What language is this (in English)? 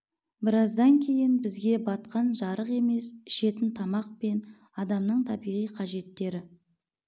Kazakh